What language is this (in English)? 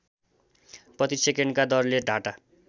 Nepali